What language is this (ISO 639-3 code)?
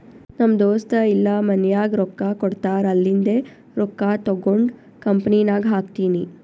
kan